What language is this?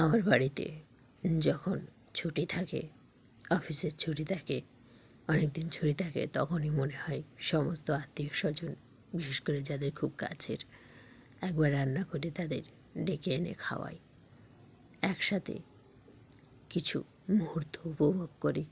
Bangla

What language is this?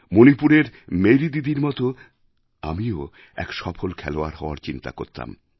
Bangla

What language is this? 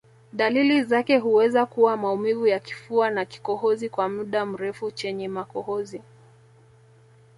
Swahili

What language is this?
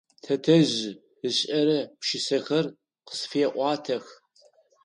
Adyghe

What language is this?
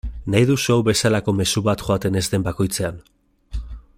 Basque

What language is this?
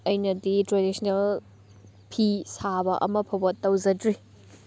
Manipuri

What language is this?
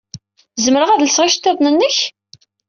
Kabyle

